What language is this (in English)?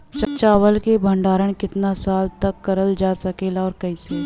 Bhojpuri